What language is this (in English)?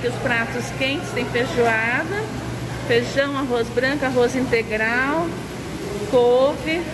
Portuguese